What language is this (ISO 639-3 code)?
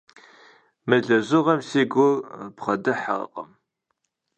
kbd